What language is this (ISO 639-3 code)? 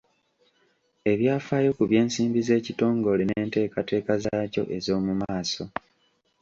lug